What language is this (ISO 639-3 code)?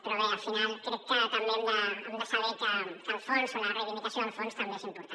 cat